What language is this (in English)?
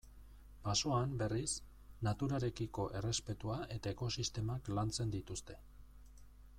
Basque